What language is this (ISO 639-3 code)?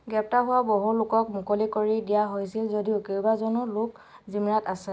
asm